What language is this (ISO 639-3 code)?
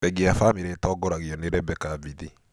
kik